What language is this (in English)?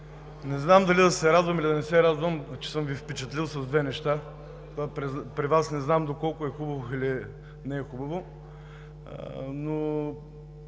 Bulgarian